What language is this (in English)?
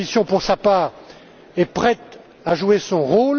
French